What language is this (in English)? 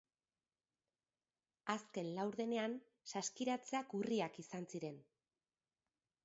Basque